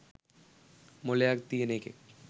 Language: Sinhala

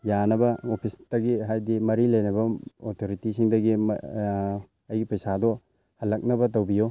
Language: Manipuri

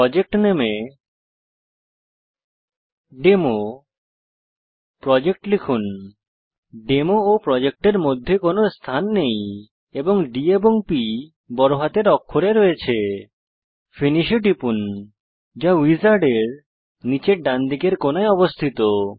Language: Bangla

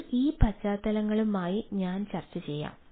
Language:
Malayalam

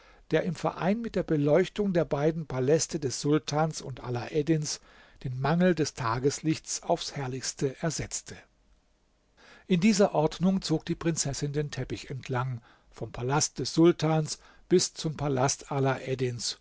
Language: German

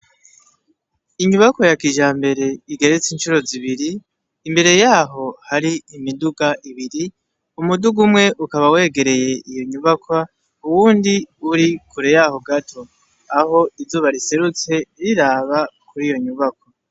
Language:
Rundi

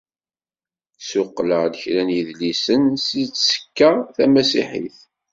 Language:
Kabyle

